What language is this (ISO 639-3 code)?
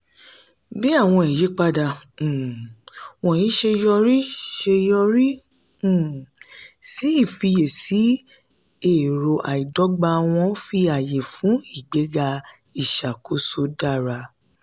yor